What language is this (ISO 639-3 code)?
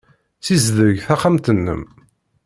kab